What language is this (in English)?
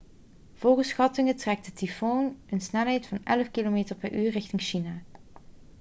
Dutch